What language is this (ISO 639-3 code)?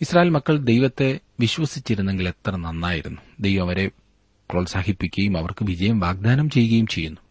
mal